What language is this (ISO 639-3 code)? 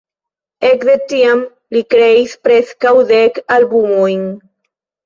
epo